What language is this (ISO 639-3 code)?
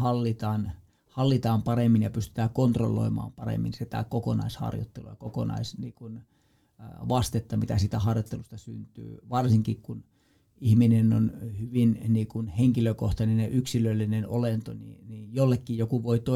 fin